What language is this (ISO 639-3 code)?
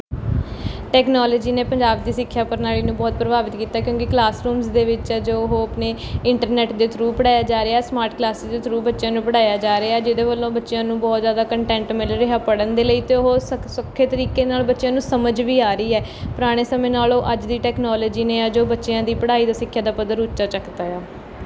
pan